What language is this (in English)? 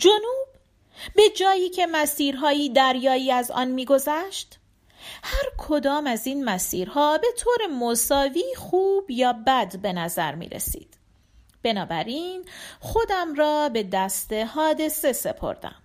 Persian